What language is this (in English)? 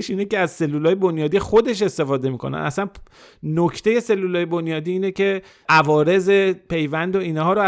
Persian